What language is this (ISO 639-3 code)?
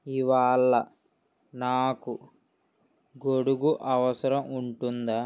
tel